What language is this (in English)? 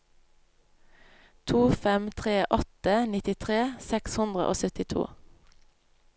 Norwegian